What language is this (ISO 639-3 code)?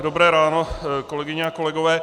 ces